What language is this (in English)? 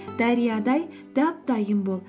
Kazakh